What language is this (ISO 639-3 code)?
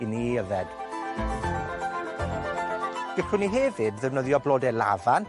cym